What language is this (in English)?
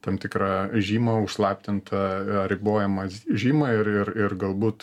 Lithuanian